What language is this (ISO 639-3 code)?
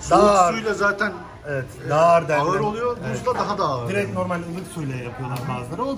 tur